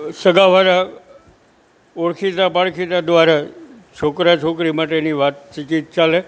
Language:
Gujarati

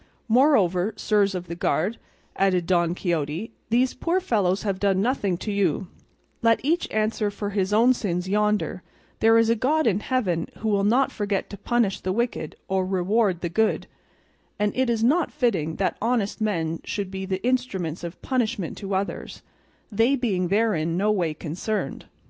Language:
English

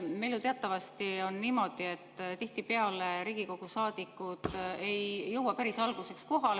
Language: Estonian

